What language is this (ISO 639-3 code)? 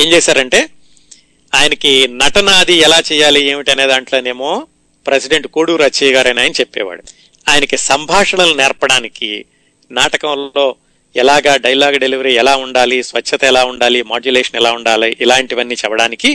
tel